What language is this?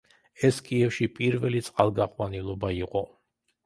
Georgian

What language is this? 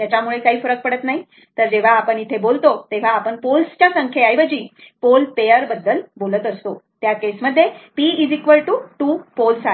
Marathi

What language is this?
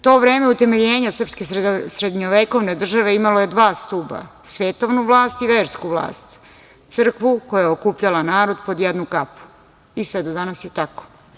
Serbian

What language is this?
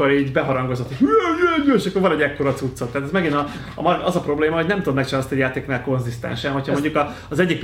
Hungarian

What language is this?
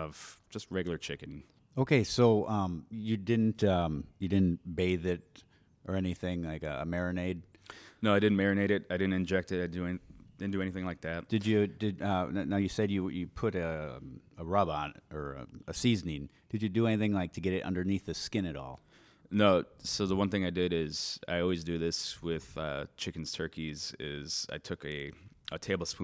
English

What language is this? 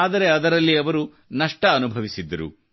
Kannada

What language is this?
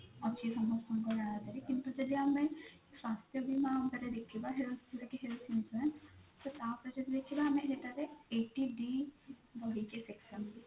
Odia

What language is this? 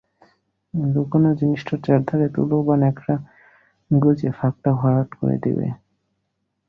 Bangla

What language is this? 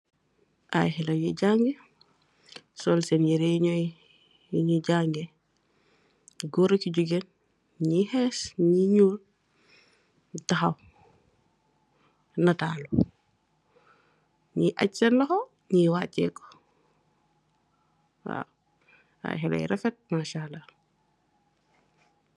Wolof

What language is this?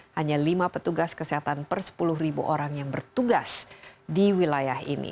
Indonesian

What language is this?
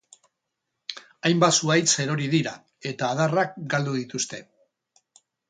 Basque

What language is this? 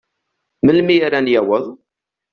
Kabyle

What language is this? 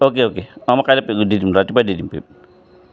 Assamese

